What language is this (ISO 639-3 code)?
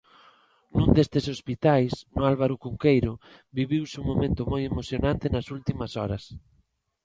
glg